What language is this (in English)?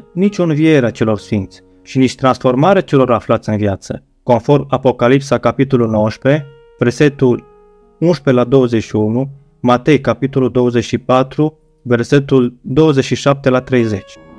Romanian